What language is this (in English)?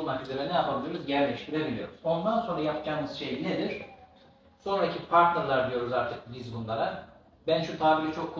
Turkish